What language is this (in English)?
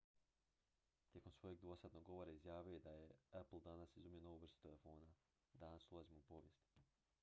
Croatian